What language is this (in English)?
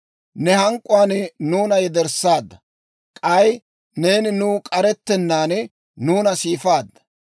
Dawro